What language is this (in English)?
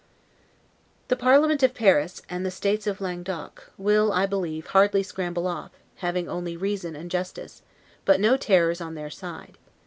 English